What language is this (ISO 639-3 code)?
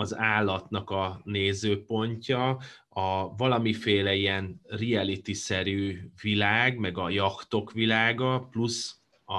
hun